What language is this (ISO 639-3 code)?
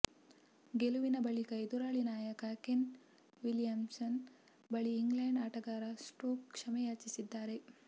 kan